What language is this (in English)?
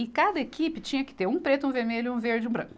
Portuguese